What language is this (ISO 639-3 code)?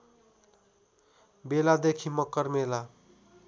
nep